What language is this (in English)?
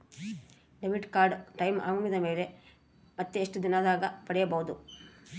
Kannada